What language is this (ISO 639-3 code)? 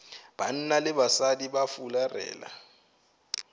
nso